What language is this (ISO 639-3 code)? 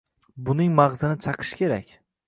uzb